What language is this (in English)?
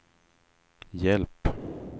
Swedish